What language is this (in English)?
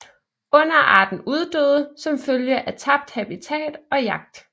Danish